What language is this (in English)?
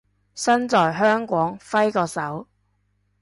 Cantonese